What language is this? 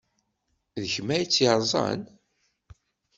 Kabyle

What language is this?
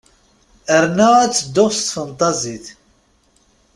Kabyle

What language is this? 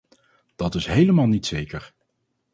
Dutch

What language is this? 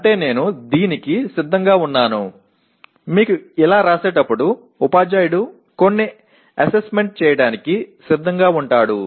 Telugu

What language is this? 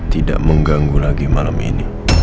Indonesian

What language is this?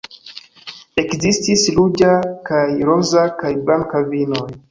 Esperanto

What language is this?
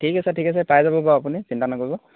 Assamese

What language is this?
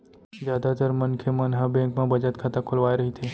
Chhattisgarhi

